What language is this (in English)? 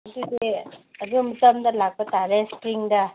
Manipuri